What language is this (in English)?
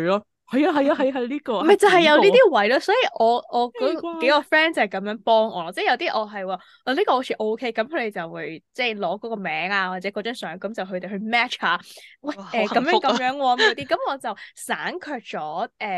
Chinese